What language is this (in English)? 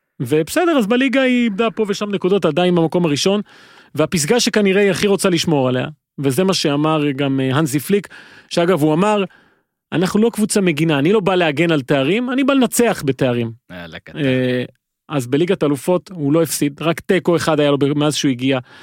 Hebrew